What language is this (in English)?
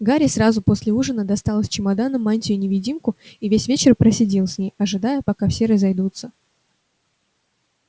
Russian